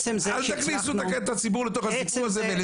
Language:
Hebrew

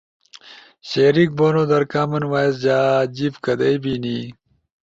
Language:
Ushojo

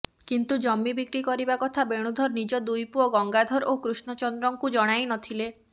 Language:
Odia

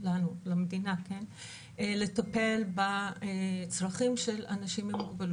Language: Hebrew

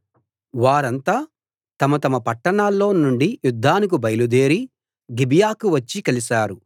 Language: Telugu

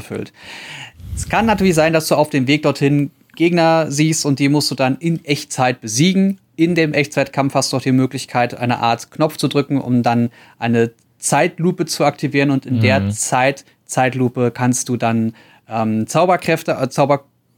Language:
German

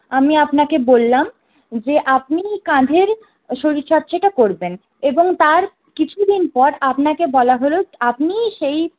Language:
Bangla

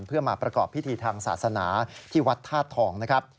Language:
Thai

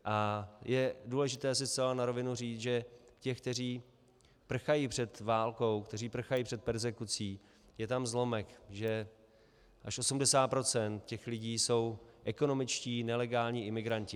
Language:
Czech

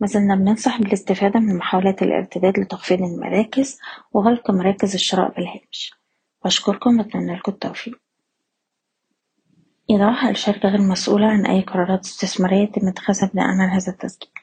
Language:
Arabic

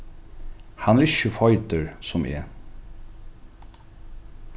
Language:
Faroese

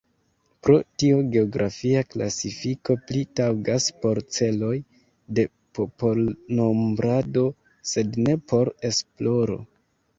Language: Esperanto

